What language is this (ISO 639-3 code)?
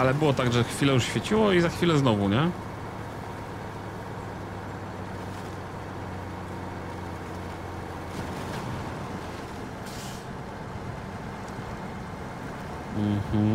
pol